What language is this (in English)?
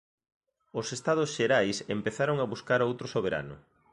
Galician